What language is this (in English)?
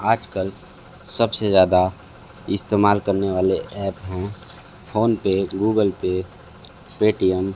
Hindi